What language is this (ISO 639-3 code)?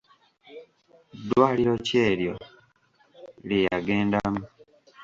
lug